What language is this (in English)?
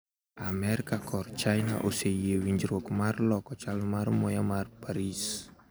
Luo (Kenya and Tanzania)